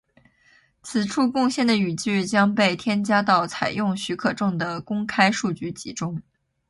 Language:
Chinese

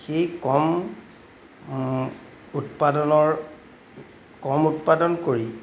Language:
Assamese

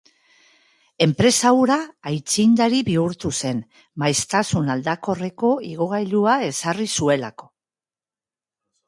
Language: Basque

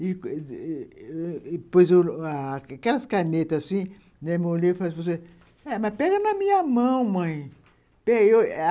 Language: Portuguese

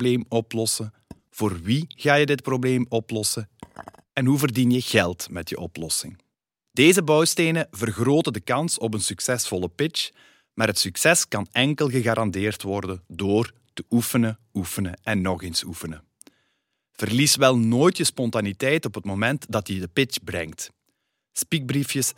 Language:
Dutch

